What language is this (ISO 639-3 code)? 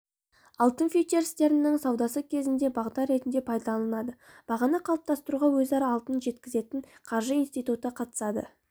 kaz